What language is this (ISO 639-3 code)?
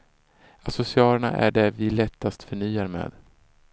swe